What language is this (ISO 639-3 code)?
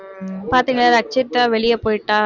tam